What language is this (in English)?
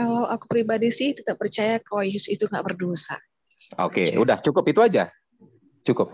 Indonesian